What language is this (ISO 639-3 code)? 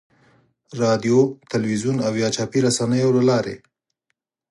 pus